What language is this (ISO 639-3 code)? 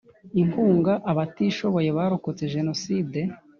kin